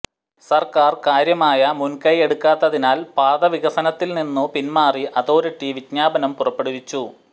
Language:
Malayalam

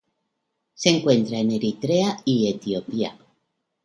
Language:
Spanish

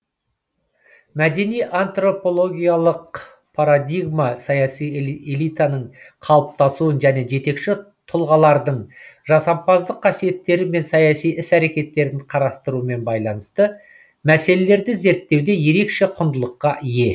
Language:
Kazakh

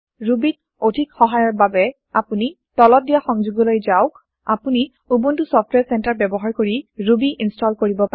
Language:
Assamese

